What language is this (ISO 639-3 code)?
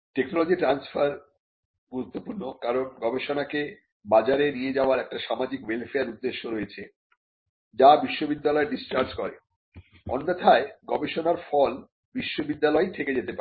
ben